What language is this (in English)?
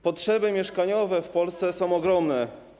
Polish